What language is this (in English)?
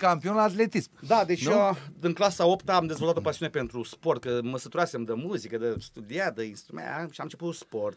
Romanian